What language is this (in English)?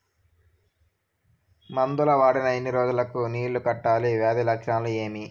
Telugu